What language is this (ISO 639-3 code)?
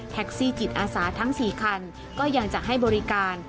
tha